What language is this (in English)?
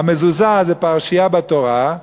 Hebrew